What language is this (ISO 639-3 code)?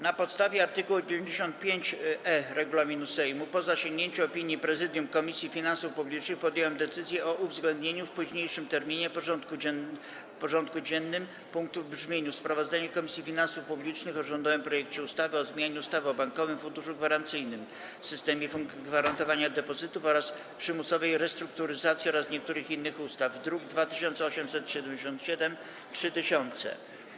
pol